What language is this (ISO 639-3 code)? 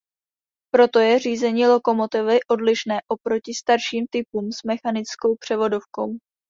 ces